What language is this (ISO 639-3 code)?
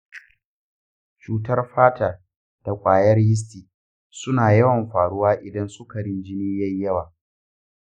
hau